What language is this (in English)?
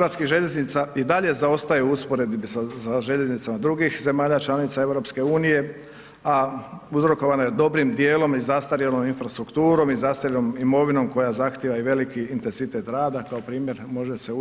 Croatian